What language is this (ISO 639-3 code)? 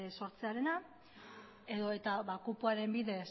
eus